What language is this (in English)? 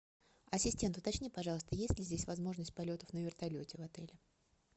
Russian